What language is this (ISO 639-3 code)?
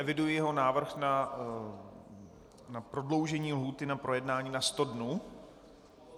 ces